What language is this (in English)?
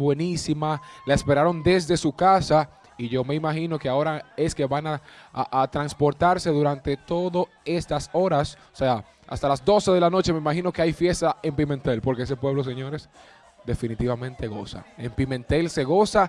Spanish